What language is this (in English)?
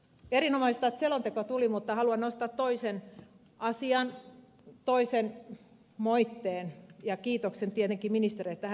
Finnish